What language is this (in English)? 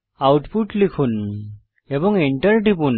Bangla